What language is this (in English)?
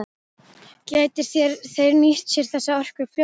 Icelandic